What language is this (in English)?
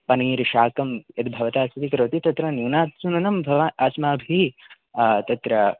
Sanskrit